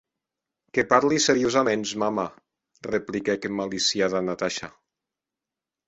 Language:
Occitan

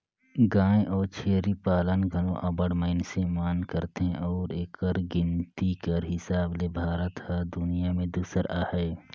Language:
Chhattisgarhi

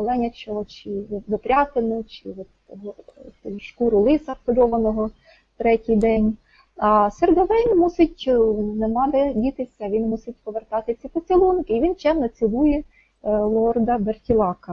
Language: Ukrainian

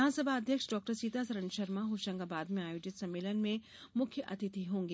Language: Hindi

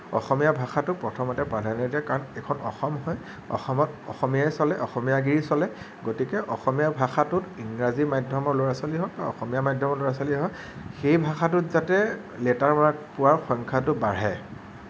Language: Assamese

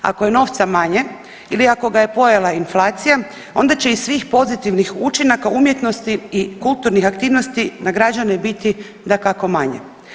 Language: Croatian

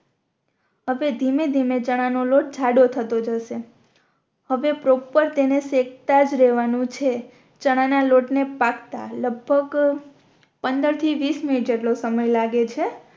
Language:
Gujarati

